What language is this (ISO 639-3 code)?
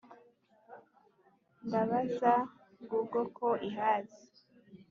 kin